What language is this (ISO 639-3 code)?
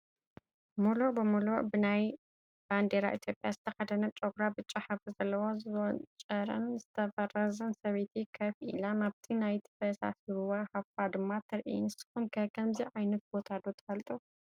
tir